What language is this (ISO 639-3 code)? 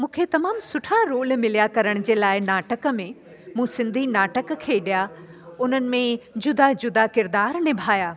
snd